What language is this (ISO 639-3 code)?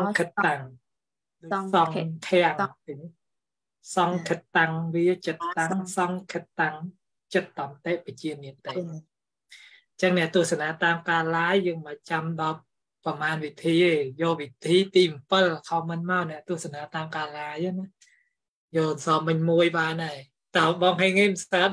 tha